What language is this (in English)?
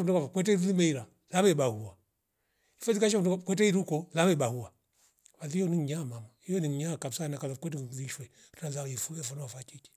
Rombo